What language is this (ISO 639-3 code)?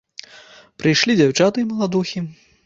bel